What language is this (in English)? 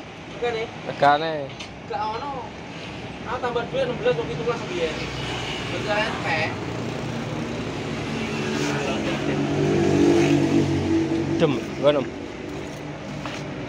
Indonesian